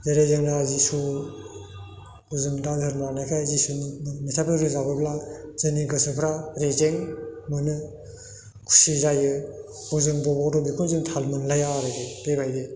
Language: Bodo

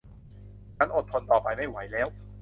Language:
Thai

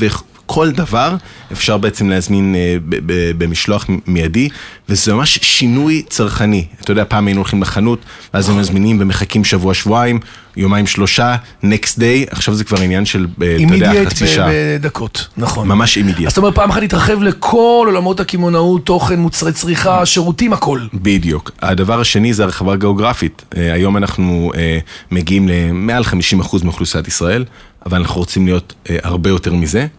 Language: Hebrew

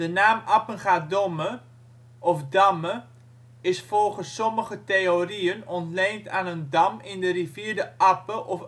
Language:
Dutch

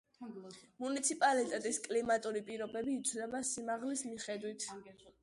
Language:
Georgian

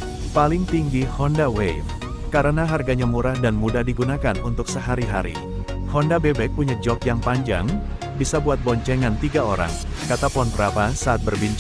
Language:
Indonesian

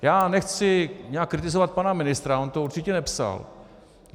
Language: Czech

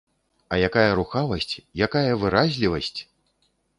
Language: Belarusian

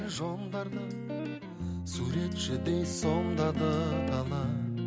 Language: Kazakh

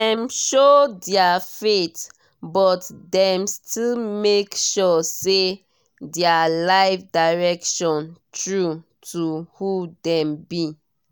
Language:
Nigerian Pidgin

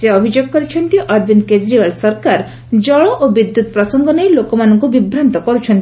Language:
Odia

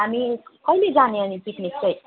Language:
Nepali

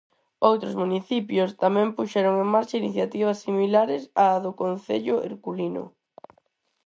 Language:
Galician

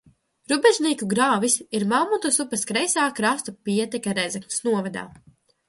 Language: Latvian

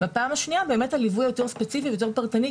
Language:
Hebrew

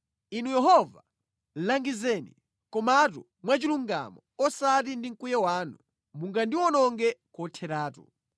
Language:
Nyanja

